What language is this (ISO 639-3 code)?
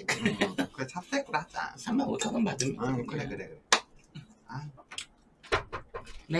kor